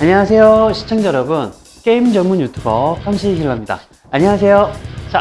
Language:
Korean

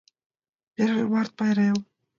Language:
Mari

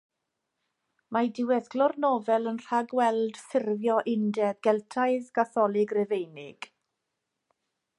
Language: Welsh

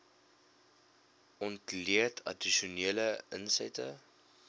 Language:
Afrikaans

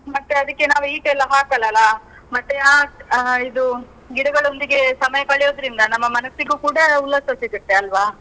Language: Kannada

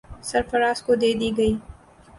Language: Urdu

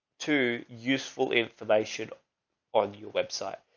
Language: English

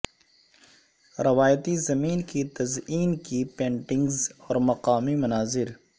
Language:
Urdu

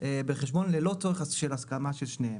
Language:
Hebrew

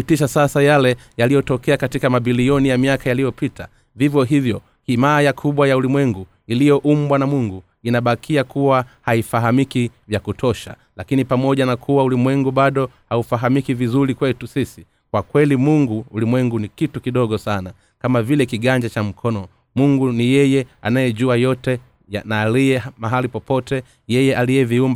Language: Swahili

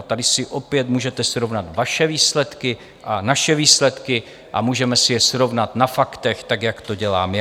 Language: Czech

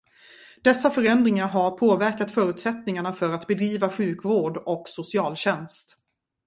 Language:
Swedish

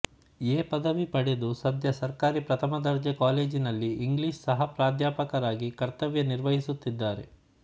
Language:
Kannada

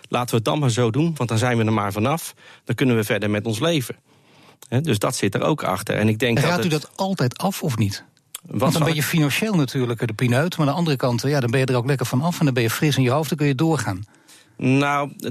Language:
Dutch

